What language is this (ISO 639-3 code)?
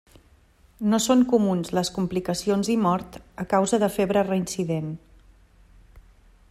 cat